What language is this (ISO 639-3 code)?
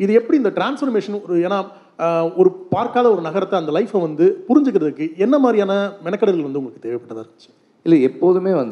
tam